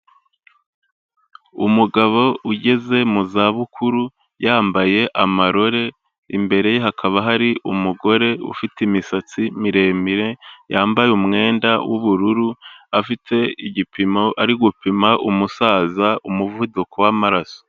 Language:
Kinyarwanda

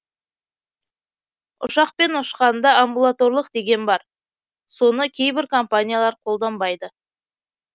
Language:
Kazakh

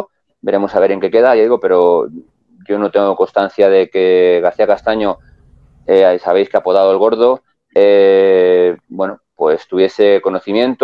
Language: Spanish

